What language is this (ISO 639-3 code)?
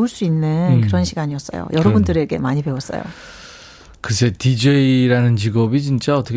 kor